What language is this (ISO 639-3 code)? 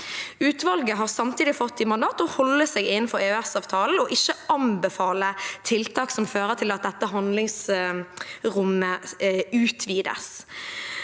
nor